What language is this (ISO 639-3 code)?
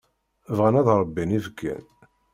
kab